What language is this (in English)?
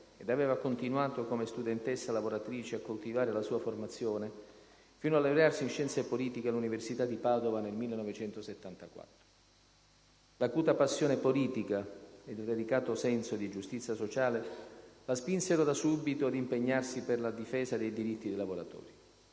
Italian